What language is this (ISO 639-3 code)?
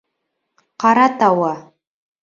bak